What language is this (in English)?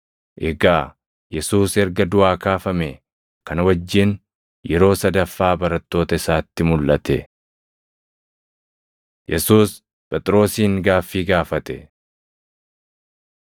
Oromo